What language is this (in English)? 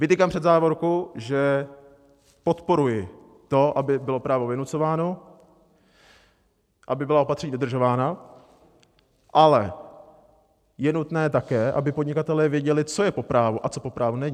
Czech